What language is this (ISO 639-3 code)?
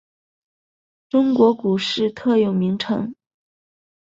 zho